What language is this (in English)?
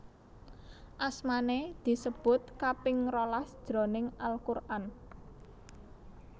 Javanese